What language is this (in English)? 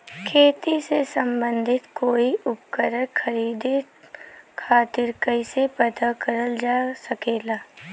Bhojpuri